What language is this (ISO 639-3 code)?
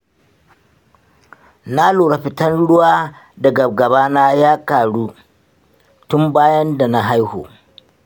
hau